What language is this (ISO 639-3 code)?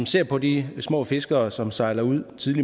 dan